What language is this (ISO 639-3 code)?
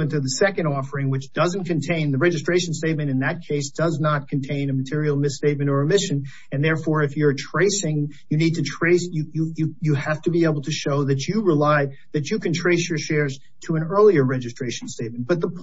eng